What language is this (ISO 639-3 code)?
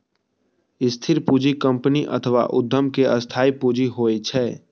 mai